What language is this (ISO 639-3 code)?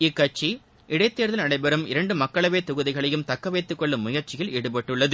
tam